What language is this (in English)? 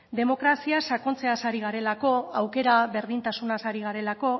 Basque